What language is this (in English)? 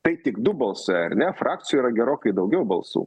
Lithuanian